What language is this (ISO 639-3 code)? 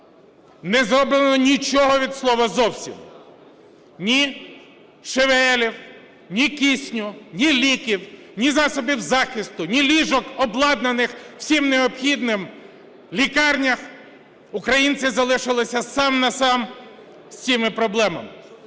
ukr